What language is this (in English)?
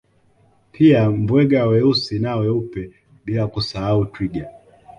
Swahili